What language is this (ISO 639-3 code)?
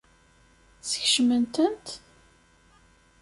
kab